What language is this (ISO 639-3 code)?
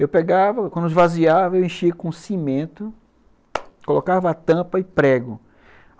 por